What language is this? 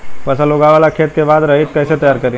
Bhojpuri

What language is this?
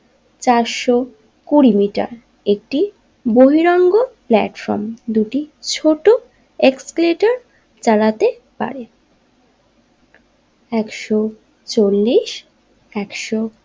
Bangla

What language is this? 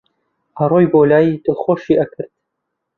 Central Kurdish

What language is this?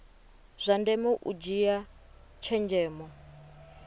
Venda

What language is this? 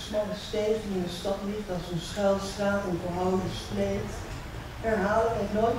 Dutch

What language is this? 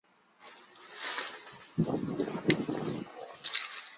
Chinese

